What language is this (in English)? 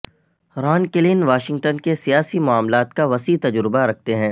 Urdu